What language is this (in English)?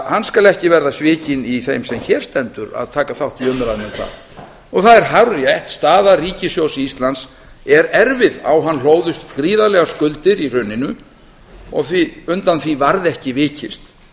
Icelandic